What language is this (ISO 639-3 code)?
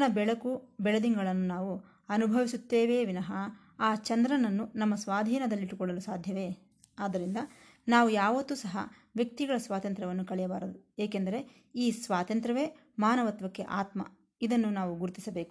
kan